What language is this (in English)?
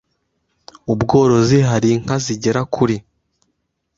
Kinyarwanda